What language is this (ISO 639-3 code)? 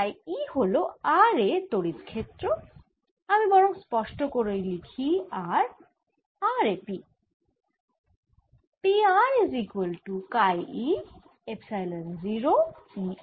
ben